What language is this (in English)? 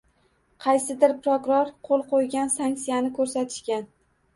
Uzbek